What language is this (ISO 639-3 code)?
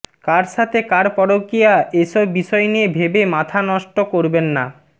ben